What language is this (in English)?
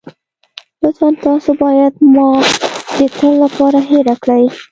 Pashto